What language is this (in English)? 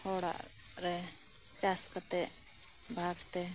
Santali